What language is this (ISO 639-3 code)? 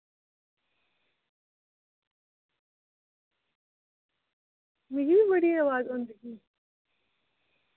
doi